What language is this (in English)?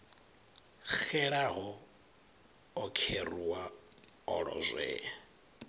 Venda